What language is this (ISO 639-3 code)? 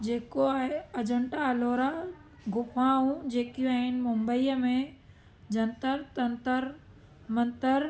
snd